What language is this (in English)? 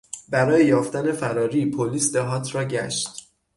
Persian